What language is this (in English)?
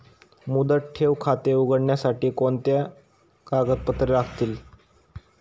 Marathi